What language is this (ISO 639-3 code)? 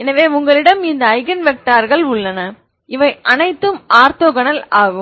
tam